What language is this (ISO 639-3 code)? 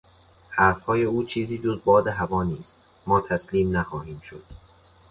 fas